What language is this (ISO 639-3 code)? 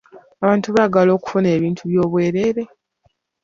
lug